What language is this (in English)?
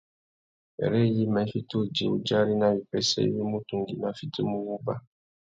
Tuki